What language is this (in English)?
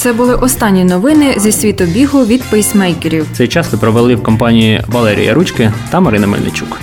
Ukrainian